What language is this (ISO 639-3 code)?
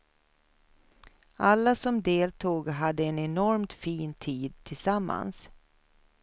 swe